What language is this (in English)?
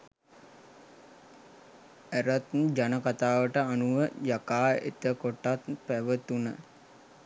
Sinhala